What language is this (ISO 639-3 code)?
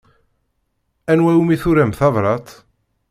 kab